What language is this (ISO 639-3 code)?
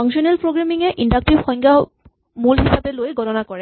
asm